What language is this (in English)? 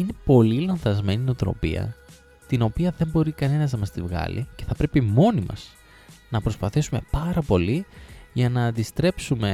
Greek